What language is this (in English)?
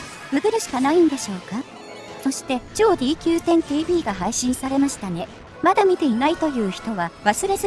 Japanese